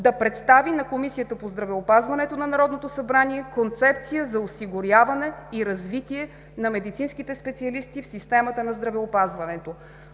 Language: Bulgarian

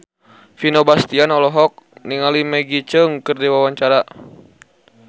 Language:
Sundanese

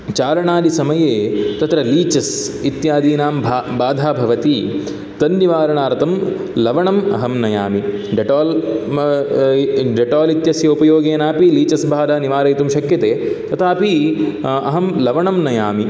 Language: Sanskrit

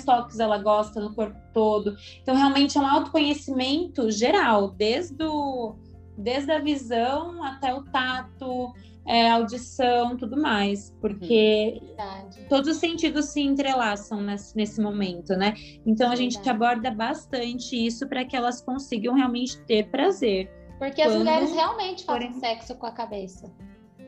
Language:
Portuguese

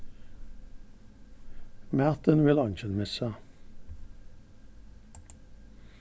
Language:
Faroese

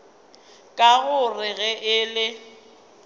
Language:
Northern Sotho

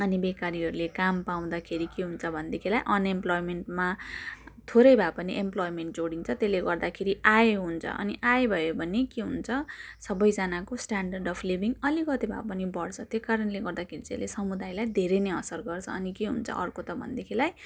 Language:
Nepali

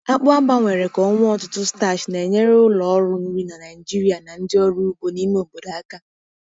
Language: Igbo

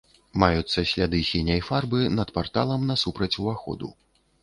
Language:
Belarusian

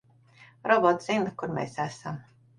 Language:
Latvian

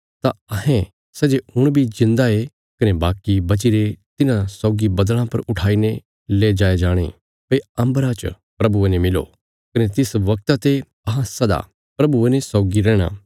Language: Bilaspuri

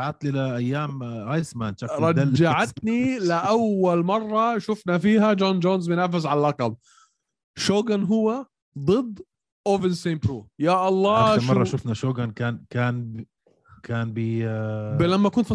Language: Arabic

